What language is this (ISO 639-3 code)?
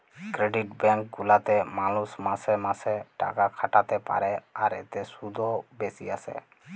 ben